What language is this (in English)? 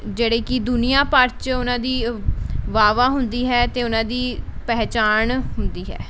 Punjabi